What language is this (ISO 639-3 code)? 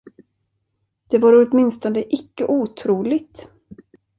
swe